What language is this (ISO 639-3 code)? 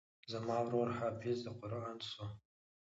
pus